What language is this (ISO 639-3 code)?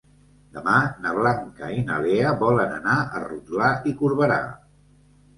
cat